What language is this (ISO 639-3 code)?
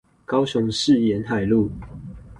zho